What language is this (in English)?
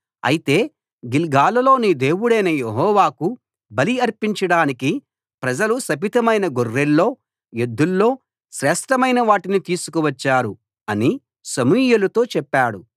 Telugu